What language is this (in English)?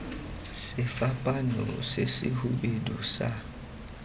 Tswana